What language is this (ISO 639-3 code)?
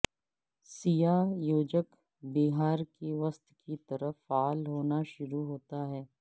urd